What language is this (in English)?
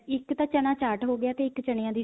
Punjabi